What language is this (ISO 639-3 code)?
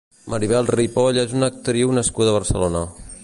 cat